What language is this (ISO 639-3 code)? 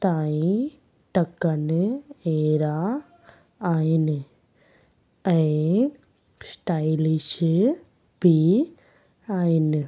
snd